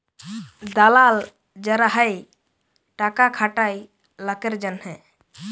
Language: Bangla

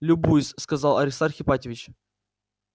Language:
Russian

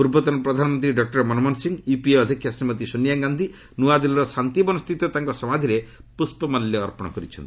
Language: Odia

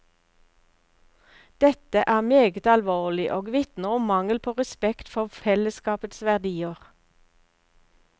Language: Norwegian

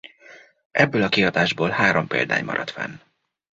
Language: Hungarian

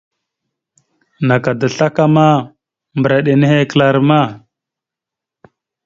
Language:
Mada (Cameroon)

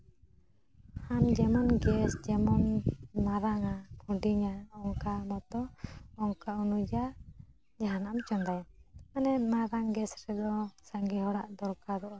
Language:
Santali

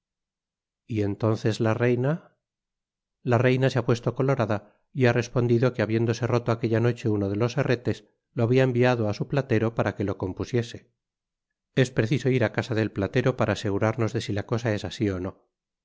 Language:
Spanish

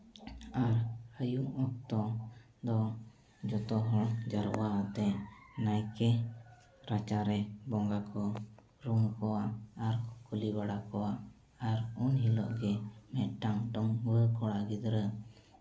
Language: Santali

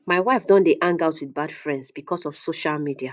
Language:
Nigerian Pidgin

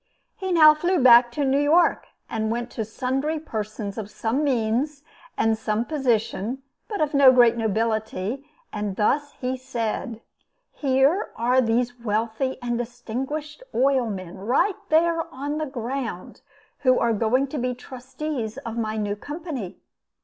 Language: English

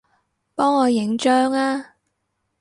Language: Cantonese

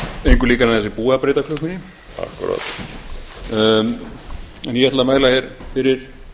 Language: Icelandic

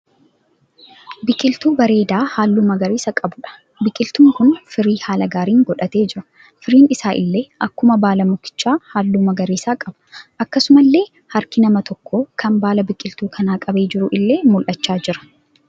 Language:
Oromo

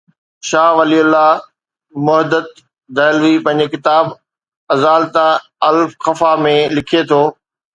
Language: Sindhi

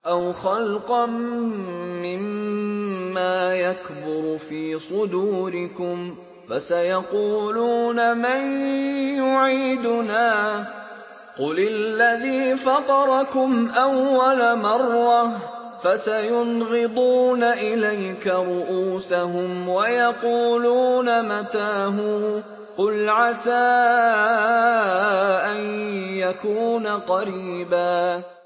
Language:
Arabic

